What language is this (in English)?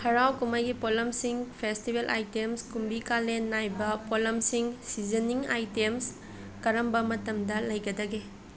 Manipuri